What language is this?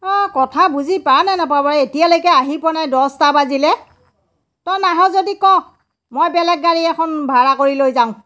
Assamese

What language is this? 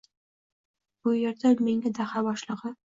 Uzbek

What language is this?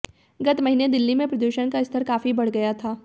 Hindi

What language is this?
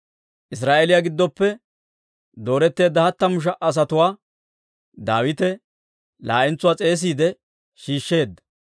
Dawro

